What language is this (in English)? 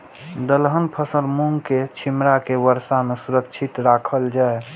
Maithili